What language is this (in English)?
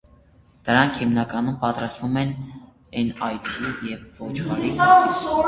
Armenian